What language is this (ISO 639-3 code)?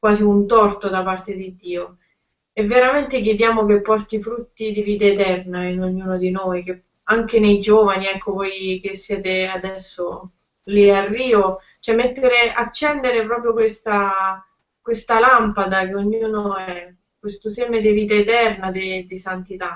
ita